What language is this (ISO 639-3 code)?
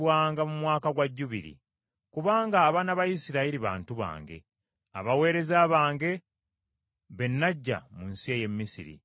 lug